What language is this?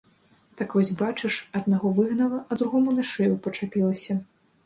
Belarusian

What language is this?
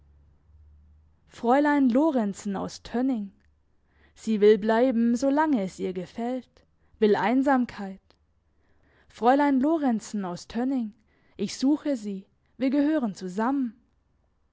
German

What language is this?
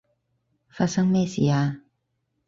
Cantonese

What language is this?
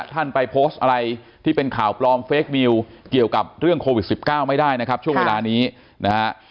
Thai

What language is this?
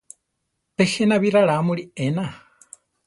Central Tarahumara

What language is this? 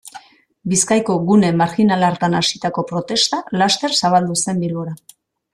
Basque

